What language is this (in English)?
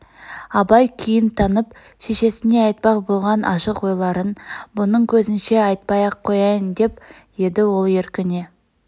Kazakh